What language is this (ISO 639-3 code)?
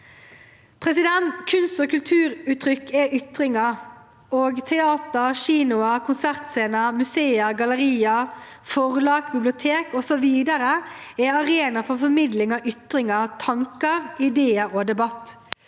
nor